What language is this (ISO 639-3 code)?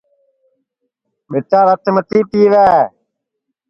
ssi